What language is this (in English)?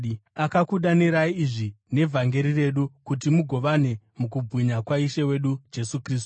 Shona